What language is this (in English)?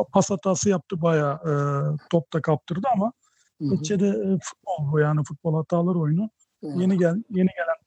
Turkish